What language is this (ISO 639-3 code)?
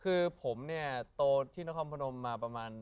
tha